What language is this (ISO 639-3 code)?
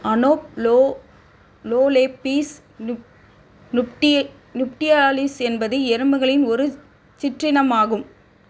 tam